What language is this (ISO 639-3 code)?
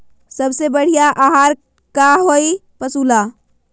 mag